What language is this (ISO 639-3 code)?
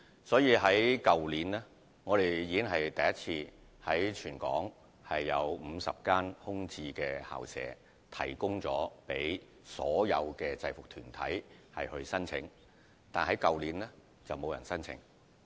yue